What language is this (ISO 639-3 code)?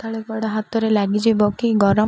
ori